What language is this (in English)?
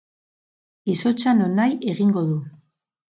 Basque